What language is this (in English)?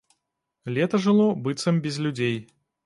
Belarusian